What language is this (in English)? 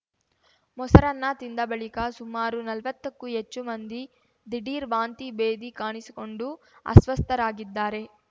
Kannada